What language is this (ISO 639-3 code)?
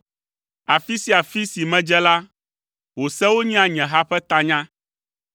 ewe